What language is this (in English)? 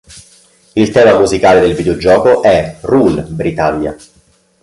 Italian